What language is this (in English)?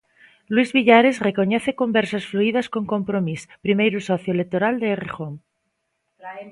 Galician